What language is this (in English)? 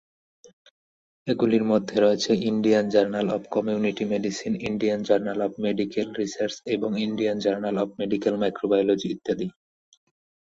Bangla